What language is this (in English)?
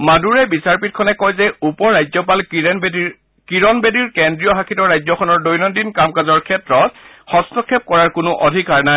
Assamese